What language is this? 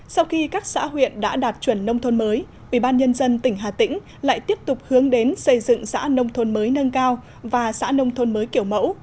Vietnamese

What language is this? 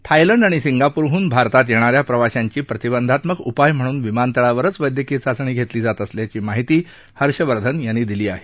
Marathi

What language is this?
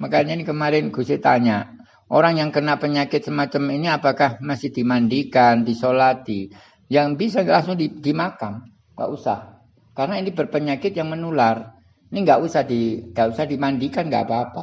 Indonesian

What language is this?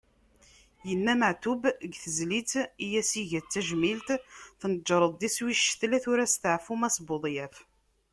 Kabyle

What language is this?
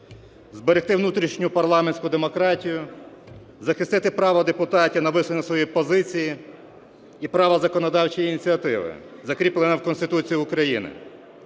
Ukrainian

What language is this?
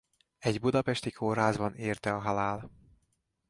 Hungarian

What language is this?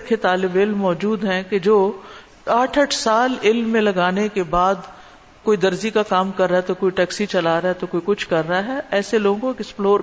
Urdu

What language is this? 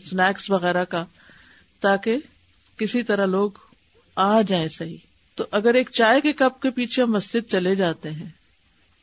Urdu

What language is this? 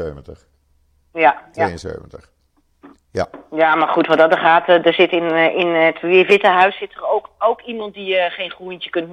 Dutch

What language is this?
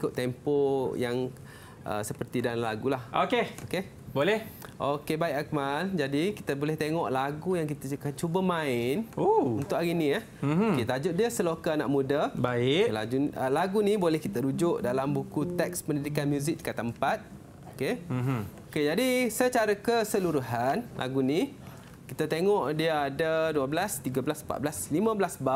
Malay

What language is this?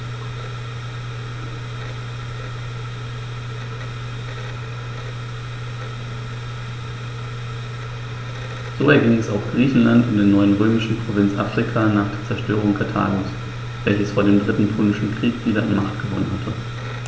German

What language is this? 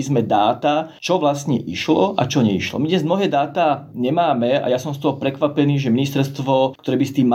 Slovak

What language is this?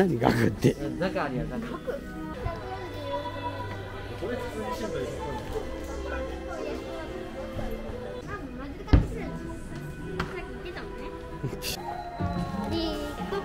Japanese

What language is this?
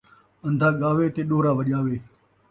Saraiki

